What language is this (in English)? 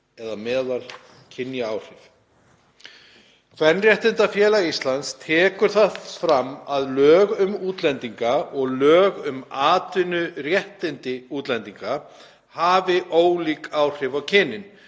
Icelandic